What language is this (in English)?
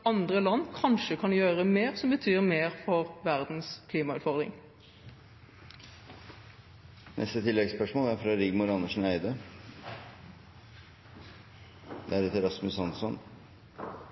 Norwegian